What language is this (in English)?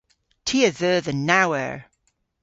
Cornish